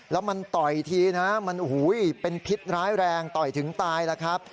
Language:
Thai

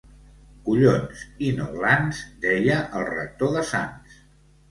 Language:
Catalan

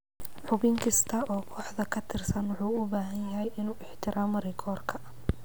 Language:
Somali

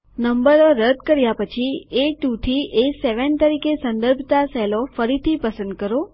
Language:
Gujarati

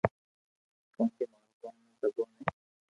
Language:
Loarki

